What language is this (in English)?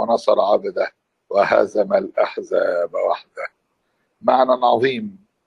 Arabic